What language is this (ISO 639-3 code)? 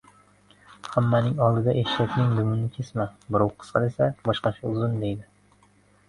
uzb